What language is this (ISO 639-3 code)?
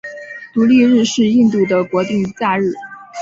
zho